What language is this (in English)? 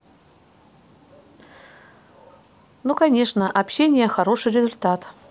Russian